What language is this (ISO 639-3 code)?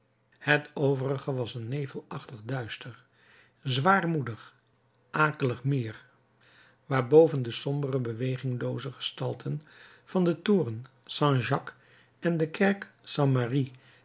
nld